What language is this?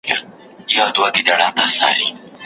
Pashto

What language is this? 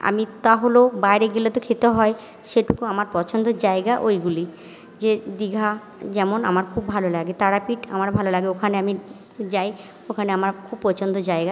Bangla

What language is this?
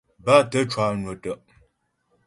Ghomala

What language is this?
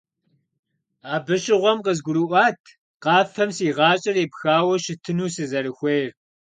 Kabardian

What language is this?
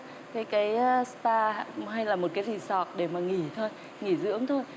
Vietnamese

